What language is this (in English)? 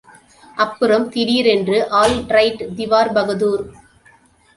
Tamil